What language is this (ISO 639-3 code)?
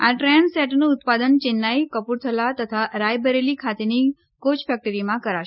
guj